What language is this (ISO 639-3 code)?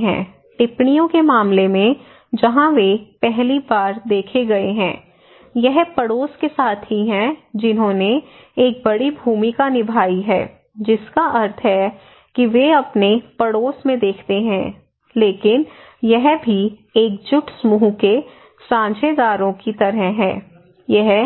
hin